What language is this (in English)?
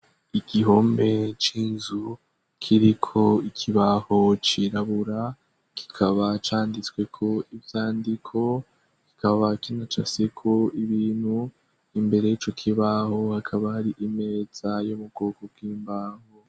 Rundi